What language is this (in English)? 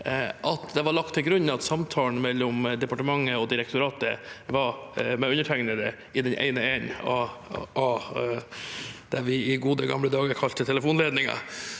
Norwegian